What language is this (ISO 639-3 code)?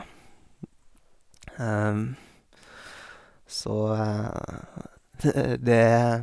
nor